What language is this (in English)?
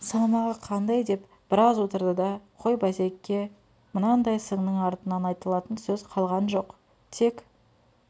Kazakh